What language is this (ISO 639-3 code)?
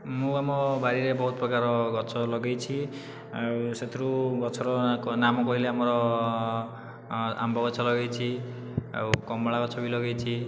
ori